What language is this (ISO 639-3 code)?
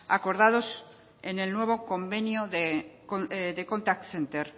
spa